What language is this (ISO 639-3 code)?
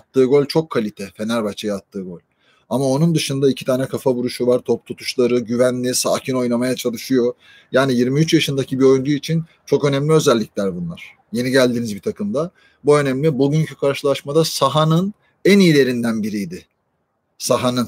tur